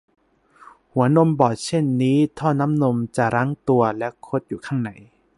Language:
Thai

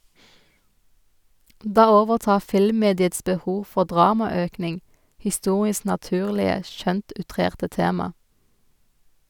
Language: Norwegian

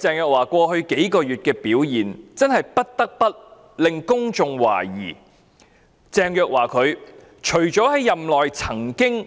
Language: Cantonese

